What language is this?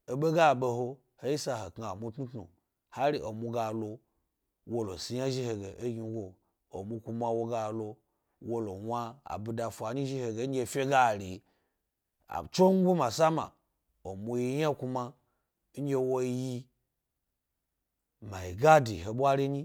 Gbari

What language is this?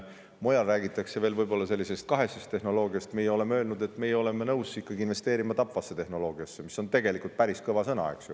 Estonian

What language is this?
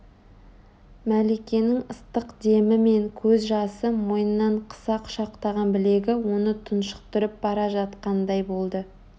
Kazakh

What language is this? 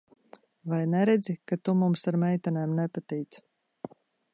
Latvian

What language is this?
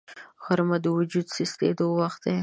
Pashto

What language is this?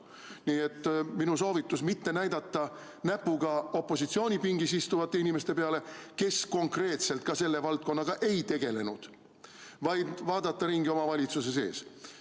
Estonian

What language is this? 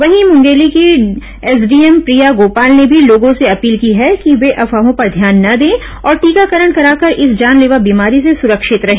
Hindi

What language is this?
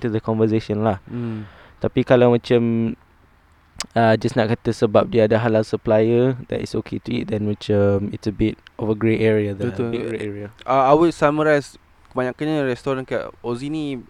Malay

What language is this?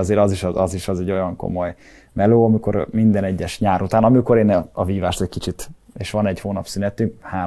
Hungarian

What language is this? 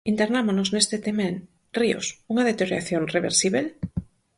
Galician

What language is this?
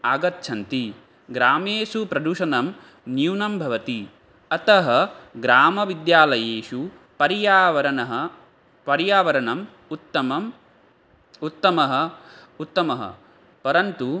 Sanskrit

